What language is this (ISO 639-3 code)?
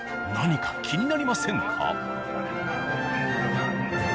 jpn